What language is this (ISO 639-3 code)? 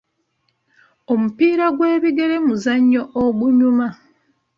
lug